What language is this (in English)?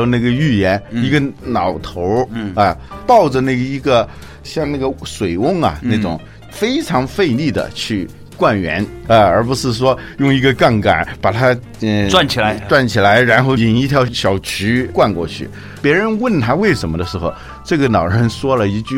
Chinese